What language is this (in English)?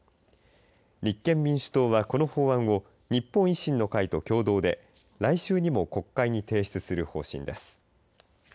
Japanese